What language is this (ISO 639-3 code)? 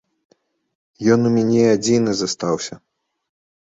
bel